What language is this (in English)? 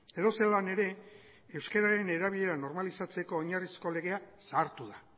Basque